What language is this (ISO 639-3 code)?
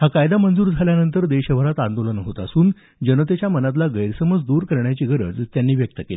mar